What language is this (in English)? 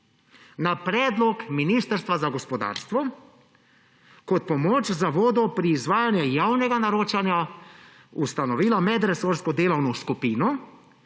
Slovenian